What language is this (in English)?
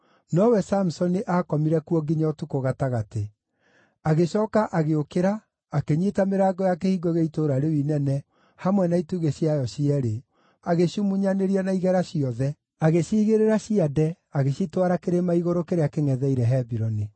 Kikuyu